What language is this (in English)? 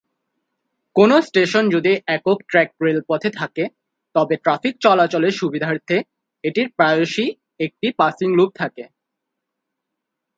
Bangla